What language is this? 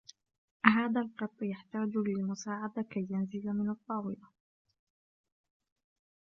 Arabic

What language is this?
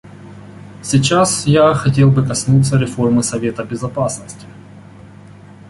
Russian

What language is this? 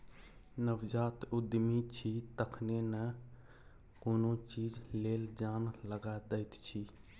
Maithili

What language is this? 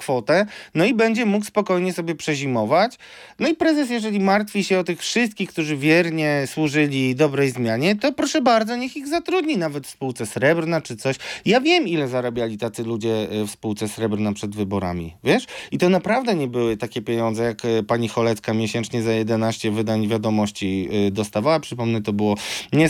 Polish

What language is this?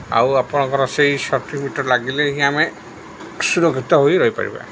Odia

